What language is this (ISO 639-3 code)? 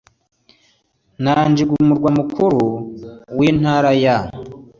kin